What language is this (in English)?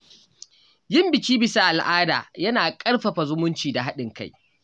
Hausa